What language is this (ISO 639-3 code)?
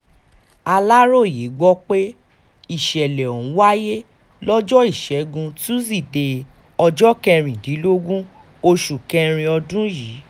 yor